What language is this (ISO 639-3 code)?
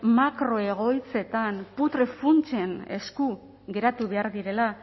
eus